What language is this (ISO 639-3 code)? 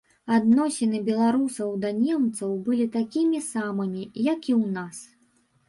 bel